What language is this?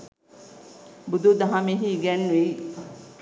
Sinhala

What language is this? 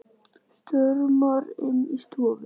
Icelandic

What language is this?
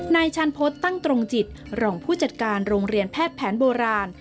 Thai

